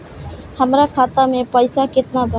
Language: Bhojpuri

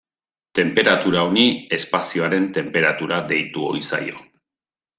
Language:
Basque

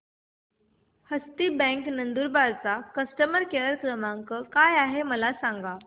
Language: Marathi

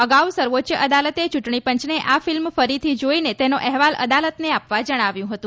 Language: Gujarati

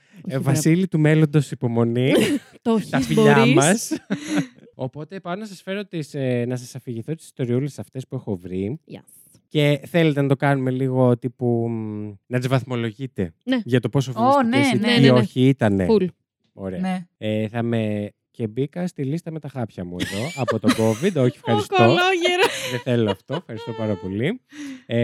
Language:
Greek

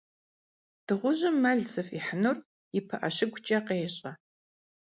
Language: Kabardian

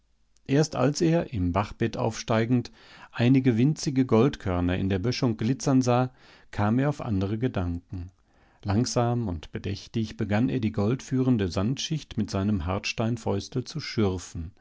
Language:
German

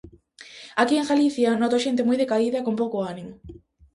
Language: Galician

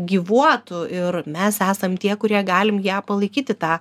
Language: Lithuanian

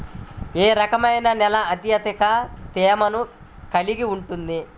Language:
Telugu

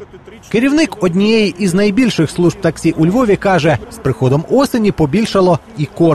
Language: Ukrainian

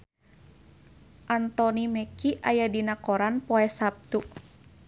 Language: Sundanese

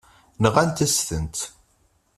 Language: Kabyle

